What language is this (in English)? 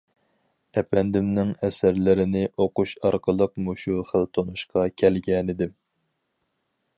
Uyghur